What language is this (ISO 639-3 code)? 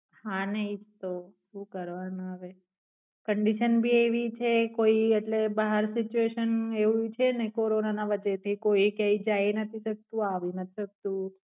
guj